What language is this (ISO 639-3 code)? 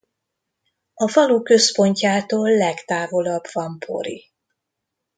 hun